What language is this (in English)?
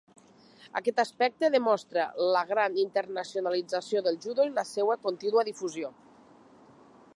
Catalan